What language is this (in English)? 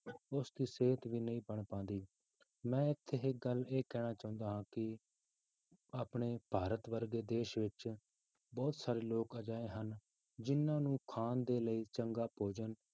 Punjabi